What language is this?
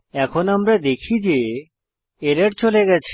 Bangla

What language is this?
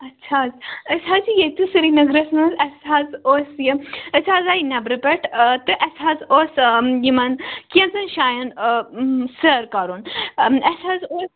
Kashmiri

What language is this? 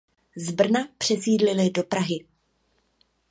Czech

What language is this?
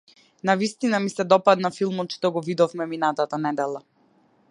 Macedonian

